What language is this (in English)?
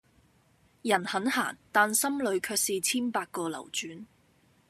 Cantonese